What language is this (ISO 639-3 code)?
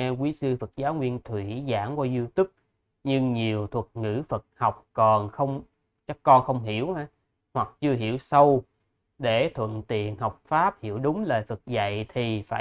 vie